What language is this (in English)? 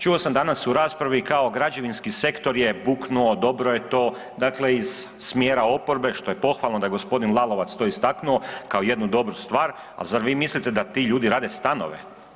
Croatian